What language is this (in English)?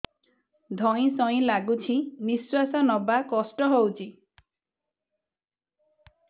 Odia